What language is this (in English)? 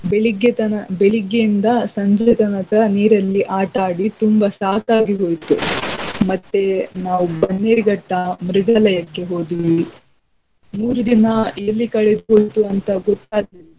Kannada